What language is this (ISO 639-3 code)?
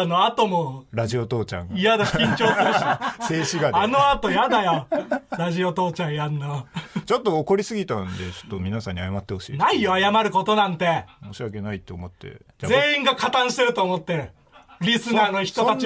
jpn